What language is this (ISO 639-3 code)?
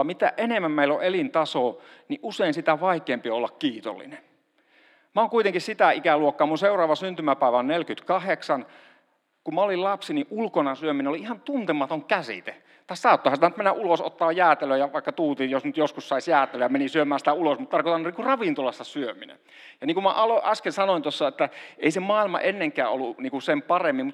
fin